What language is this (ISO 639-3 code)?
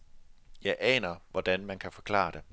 dan